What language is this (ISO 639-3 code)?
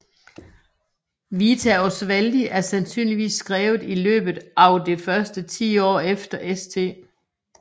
dan